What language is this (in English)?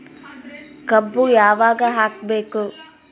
Kannada